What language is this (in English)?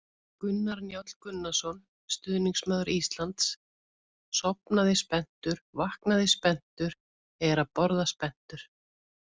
Icelandic